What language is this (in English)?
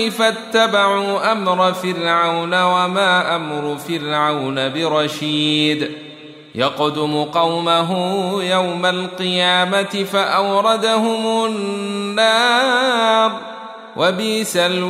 Arabic